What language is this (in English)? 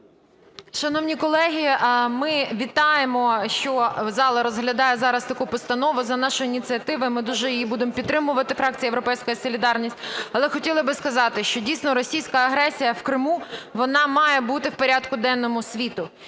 Ukrainian